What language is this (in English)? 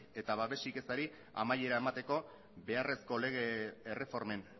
Basque